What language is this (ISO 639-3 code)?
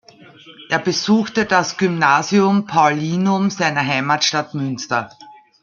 deu